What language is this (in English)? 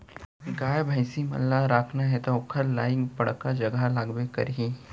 Chhattisgarhi